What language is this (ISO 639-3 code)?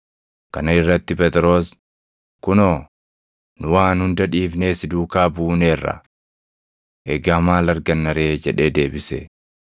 orm